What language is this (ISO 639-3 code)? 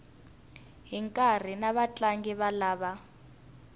tso